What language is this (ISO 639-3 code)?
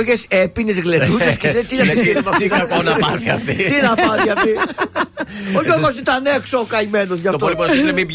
ell